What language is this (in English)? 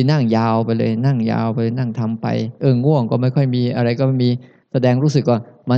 Thai